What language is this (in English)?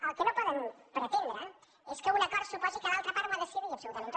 Catalan